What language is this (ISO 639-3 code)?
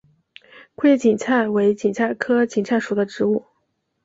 zho